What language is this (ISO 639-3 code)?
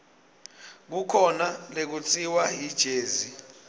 ssw